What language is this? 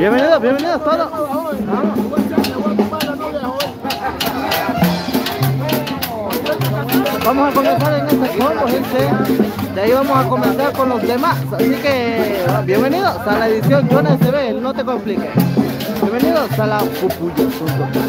Spanish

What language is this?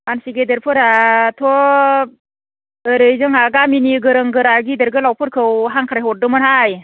Bodo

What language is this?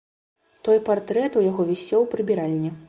Belarusian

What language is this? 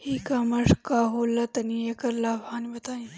Bhojpuri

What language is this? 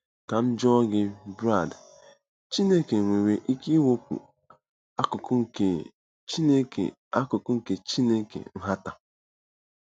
Igbo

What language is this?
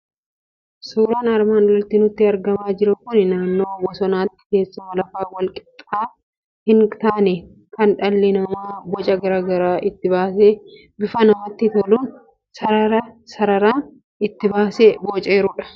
Oromo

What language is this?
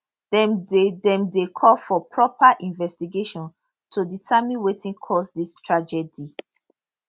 Nigerian Pidgin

